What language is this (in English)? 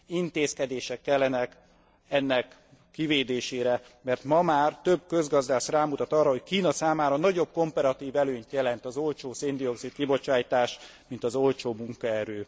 Hungarian